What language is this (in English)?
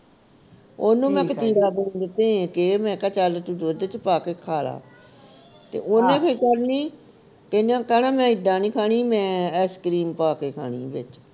Punjabi